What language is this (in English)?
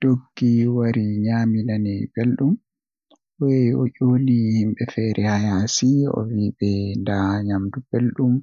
Western Niger Fulfulde